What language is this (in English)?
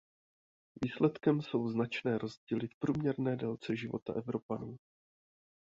Czech